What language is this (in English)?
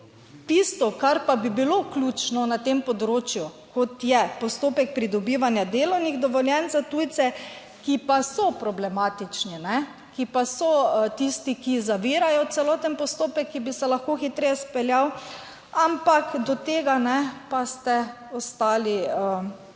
Slovenian